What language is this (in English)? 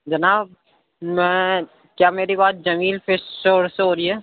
Urdu